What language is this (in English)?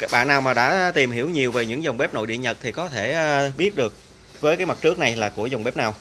Vietnamese